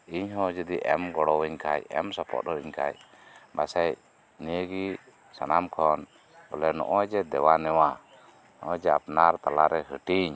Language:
Santali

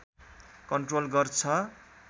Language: Nepali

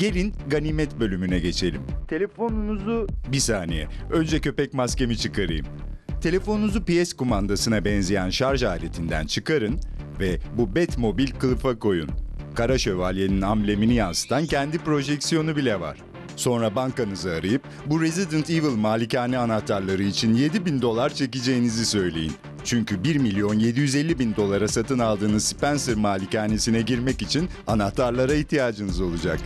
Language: Turkish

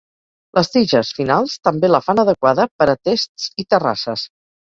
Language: Catalan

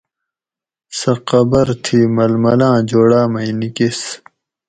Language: Gawri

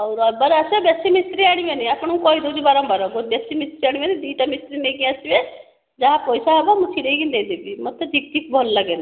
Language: Odia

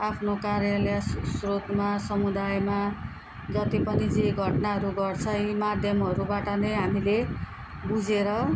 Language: Nepali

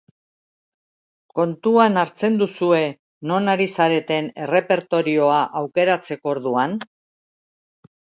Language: Basque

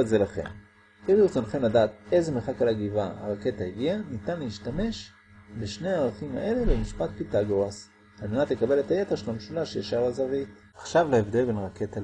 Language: Hebrew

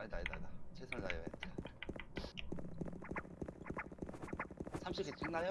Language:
Korean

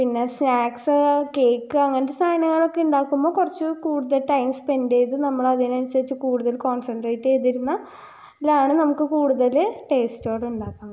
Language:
Malayalam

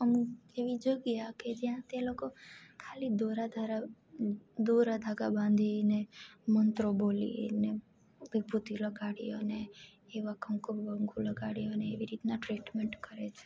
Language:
Gujarati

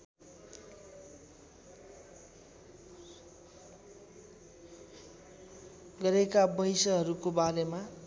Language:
Nepali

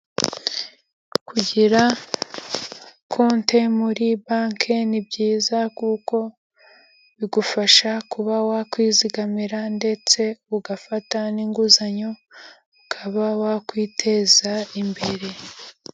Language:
Kinyarwanda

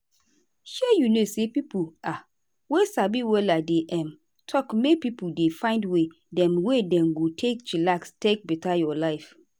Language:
Nigerian Pidgin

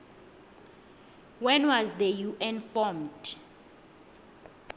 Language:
South Ndebele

